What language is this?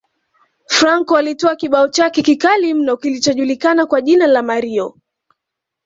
Swahili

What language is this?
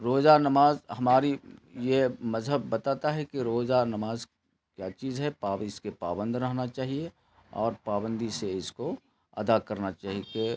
Urdu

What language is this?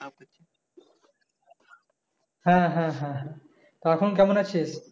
Bangla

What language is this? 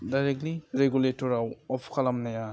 Bodo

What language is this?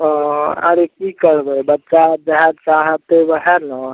Maithili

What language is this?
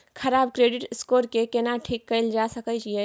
Maithili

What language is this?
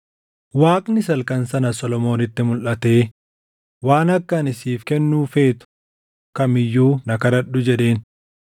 Oromo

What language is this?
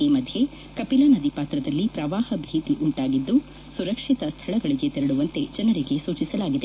Kannada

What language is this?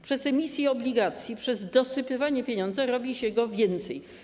Polish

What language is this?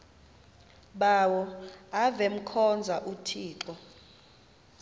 Xhosa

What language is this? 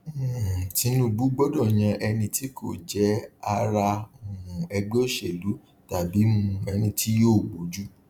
Yoruba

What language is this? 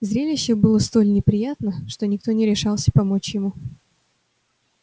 Russian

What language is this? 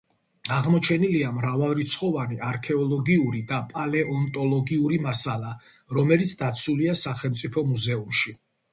Georgian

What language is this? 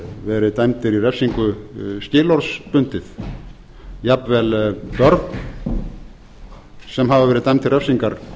Icelandic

